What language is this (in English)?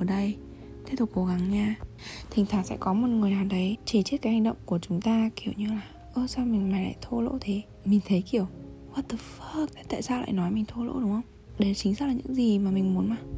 Vietnamese